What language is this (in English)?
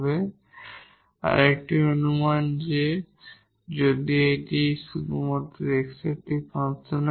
Bangla